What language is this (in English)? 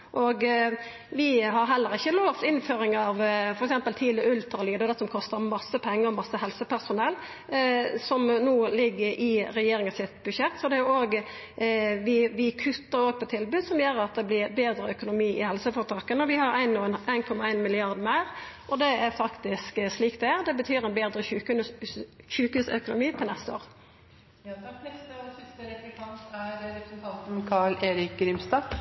Norwegian Nynorsk